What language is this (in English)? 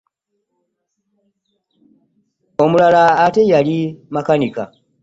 Ganda